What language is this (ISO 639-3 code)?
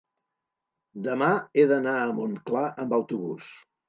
cat